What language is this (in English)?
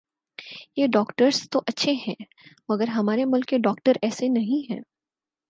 Urdu